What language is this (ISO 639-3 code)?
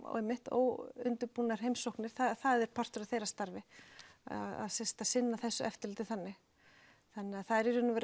isl